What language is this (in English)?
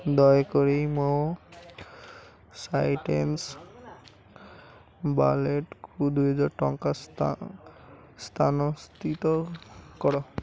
Odia